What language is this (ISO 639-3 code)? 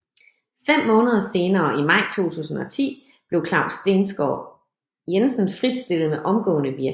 dan